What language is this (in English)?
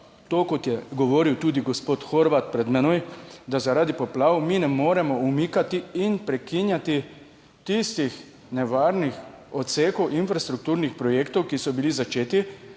Slovenian